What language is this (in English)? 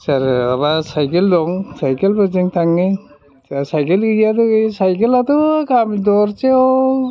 Bodo